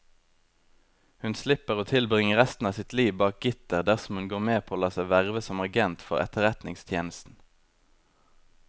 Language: Norwegian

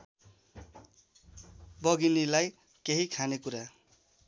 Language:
Nepali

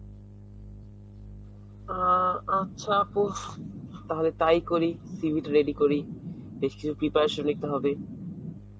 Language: Bangla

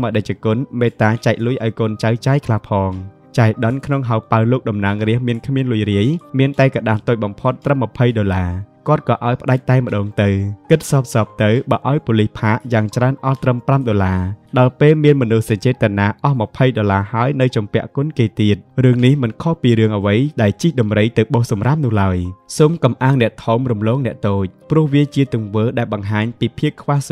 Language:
Thai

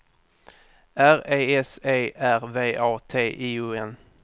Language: Swedish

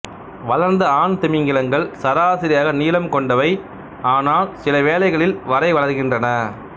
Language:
Tamil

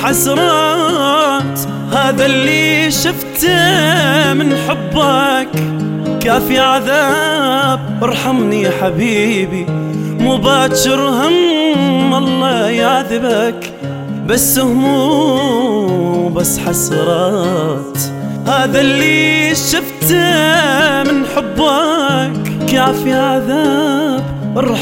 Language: Arabic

